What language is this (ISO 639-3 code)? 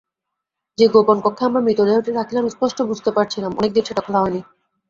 ben